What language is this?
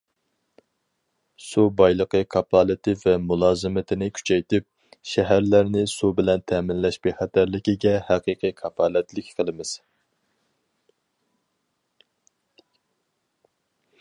Uyghur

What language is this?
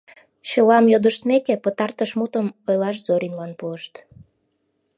Mari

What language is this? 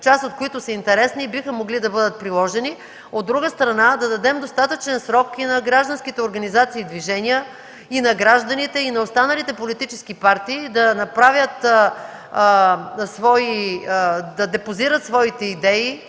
Bulgarian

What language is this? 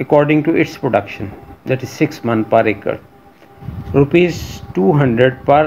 Hindi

